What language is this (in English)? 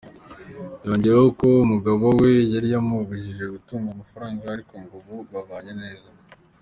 Kinyarwanda